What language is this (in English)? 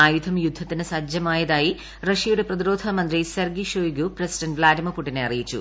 Malayalam